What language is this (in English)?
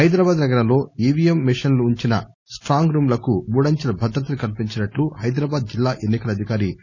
Telugu